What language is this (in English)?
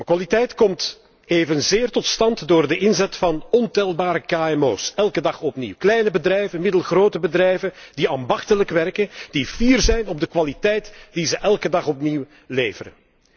Dutch